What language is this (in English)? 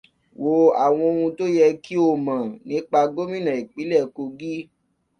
Yoruba